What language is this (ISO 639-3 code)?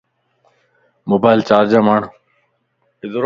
lss